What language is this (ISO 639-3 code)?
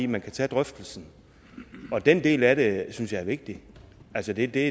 dan